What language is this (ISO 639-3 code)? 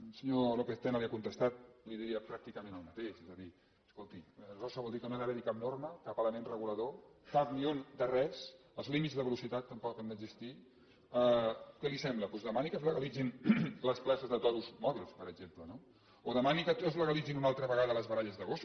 cat